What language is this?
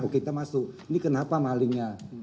Indonesian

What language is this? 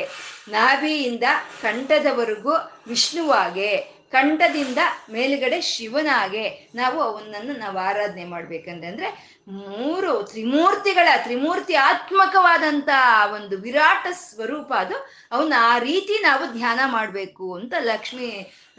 Kannada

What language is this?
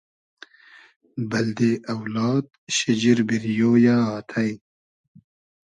Hazaragi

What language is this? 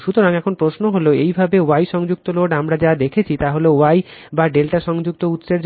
Bangla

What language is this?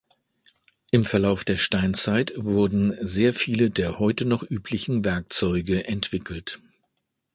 German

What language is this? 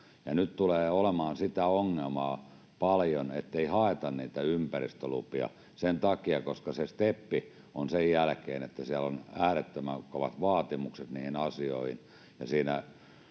Finnish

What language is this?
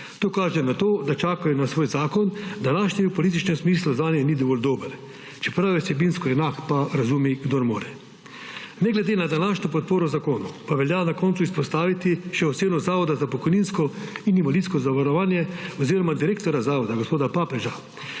Slovenian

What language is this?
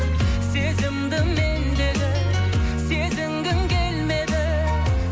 Kazakh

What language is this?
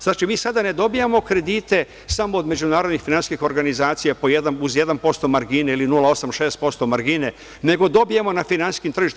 Serbian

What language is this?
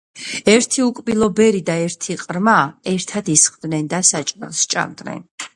Georgian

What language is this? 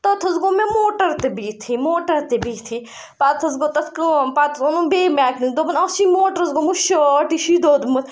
Kashmiri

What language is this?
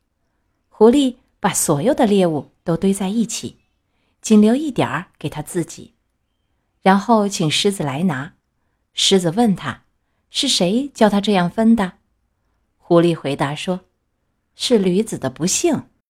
Chinese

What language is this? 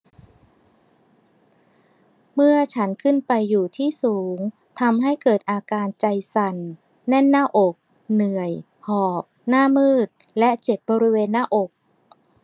Thai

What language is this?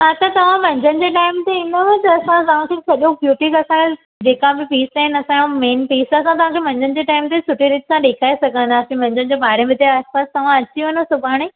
Sindhi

